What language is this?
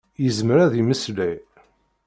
Kabyle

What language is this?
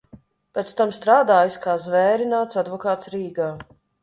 Latvian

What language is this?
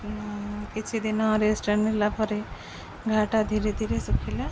Odia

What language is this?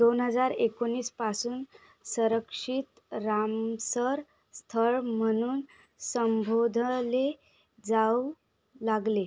Marathi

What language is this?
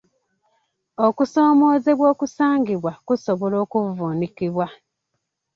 Ganda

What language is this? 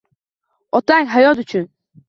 Uzbek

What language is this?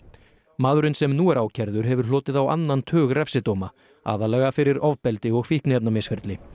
Icelandic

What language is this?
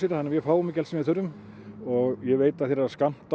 Icelandic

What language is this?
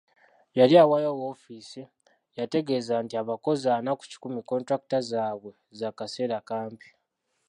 Ganda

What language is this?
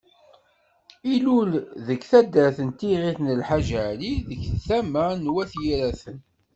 Kabyle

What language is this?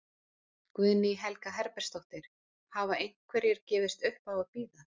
Icelandic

